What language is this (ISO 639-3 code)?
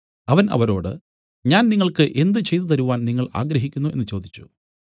mal